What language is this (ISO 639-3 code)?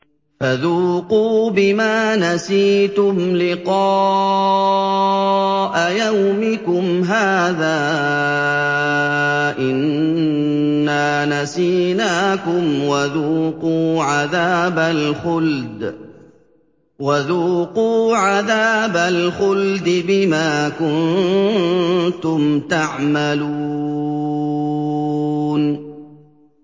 ara